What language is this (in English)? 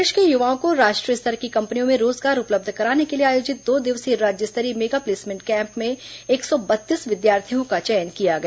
Hindi